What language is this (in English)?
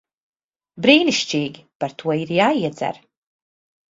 Latvian